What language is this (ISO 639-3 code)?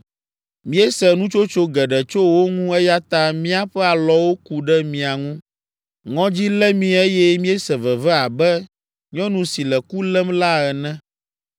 ewe